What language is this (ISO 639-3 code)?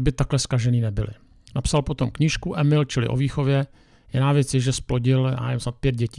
ces